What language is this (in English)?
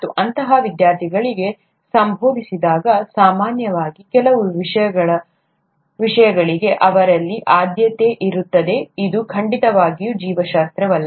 Kannada